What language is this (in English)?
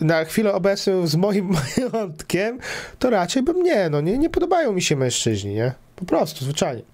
Polish